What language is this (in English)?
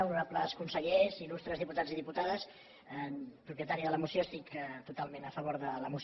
Catalan